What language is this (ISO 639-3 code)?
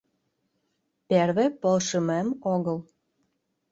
chm